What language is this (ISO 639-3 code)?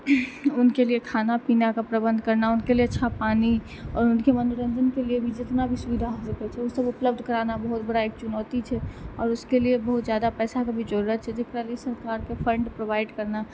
mai